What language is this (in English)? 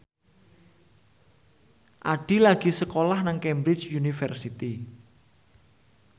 Javanese